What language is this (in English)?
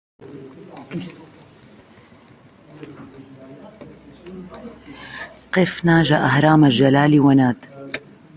Arabic